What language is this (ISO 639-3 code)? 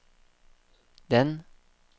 nor